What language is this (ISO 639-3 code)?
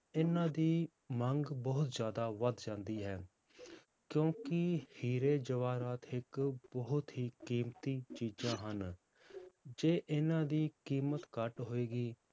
pan